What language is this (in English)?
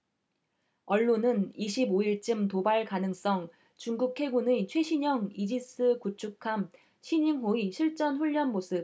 Korean